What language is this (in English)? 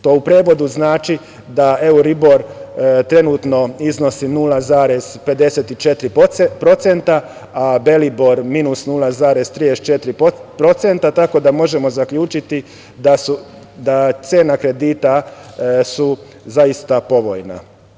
Serbian